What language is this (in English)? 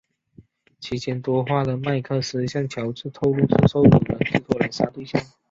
Chinese